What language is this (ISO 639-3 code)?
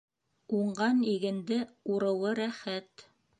bak